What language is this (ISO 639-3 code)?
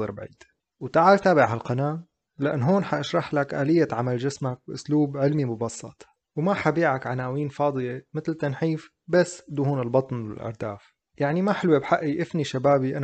ara